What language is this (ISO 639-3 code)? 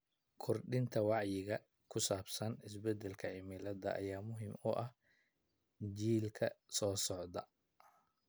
som